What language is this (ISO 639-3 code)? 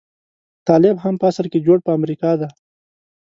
pus